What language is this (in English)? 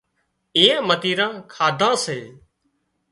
Wadiyara Koli